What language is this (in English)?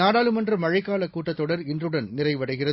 Tamil